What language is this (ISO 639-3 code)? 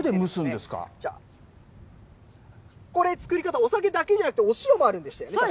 jpn